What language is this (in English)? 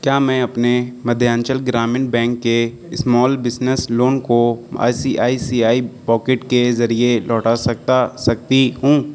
Urdu